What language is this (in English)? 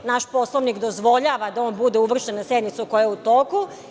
Serbian